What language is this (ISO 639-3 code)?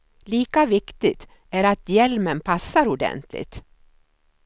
swe